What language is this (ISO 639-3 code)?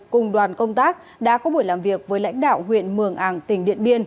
vie